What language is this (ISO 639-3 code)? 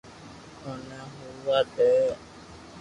lrk